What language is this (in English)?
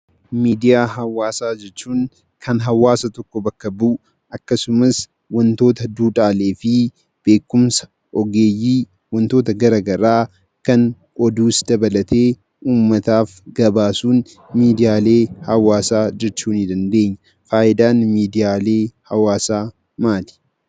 Oromo